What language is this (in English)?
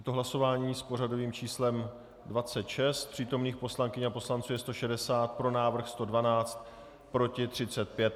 Czech